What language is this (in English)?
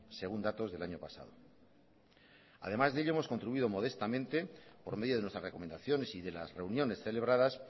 Spanish